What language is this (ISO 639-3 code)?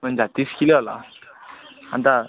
nep